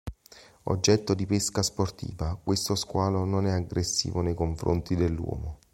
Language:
Italian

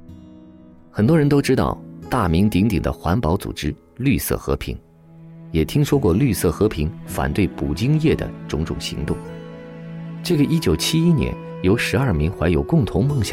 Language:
Chinese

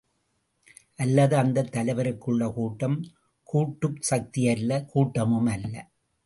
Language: Tamil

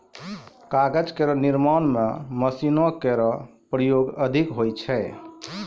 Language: Maithili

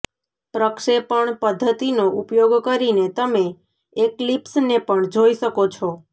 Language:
Gujarati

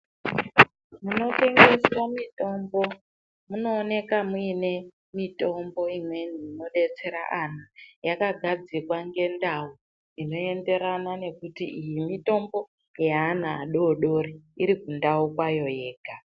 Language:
Ndau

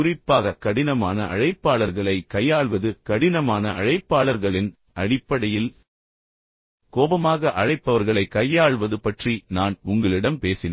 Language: Tamil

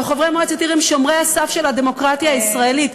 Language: Hebrew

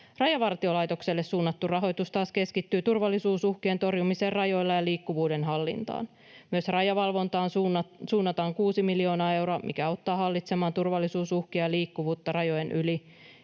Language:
Finnish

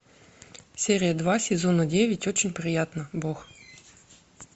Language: Russian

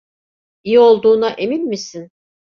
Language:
Turkish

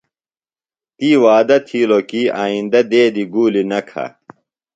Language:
Phalura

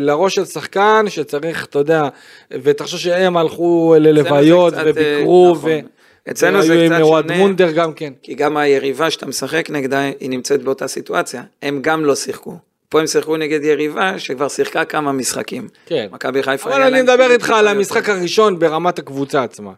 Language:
Hebrew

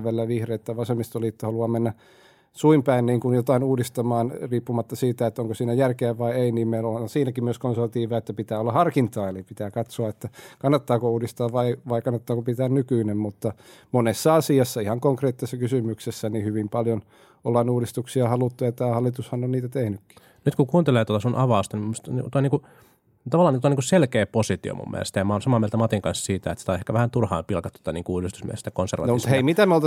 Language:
Finnish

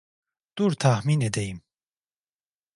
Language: Turkish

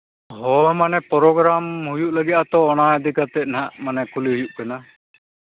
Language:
Santali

